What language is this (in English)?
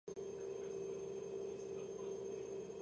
Georgian